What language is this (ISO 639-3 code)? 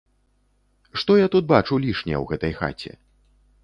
bel